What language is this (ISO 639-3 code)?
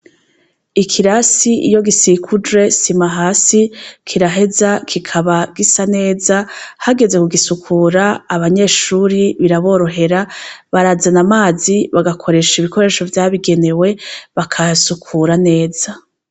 run